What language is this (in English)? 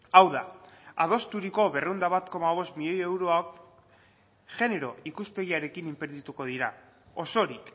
Basque